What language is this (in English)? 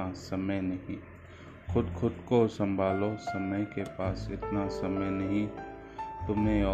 Hindi